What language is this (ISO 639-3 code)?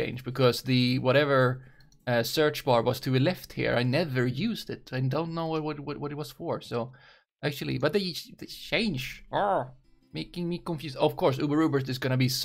eng